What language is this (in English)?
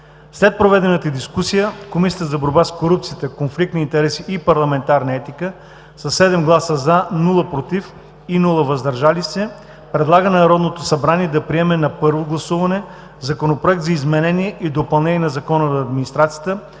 Bulgarian